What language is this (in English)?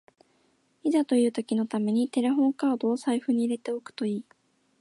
Japanese